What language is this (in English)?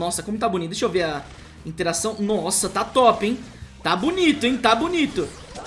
Portuguese